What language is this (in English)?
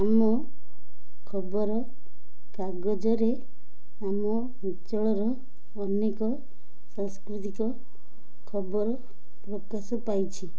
Odia